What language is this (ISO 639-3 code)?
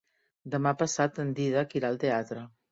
cat